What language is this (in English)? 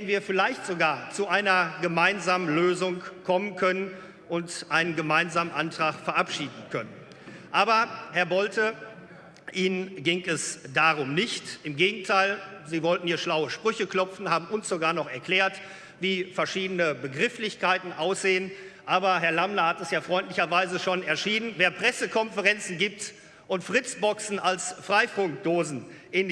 German